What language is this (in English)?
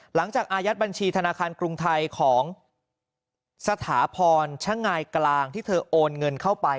Thai